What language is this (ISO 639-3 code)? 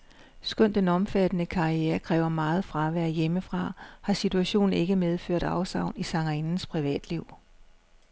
dan